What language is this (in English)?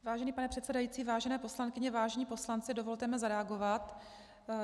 Czech